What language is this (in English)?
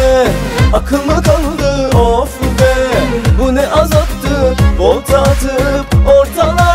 Turkish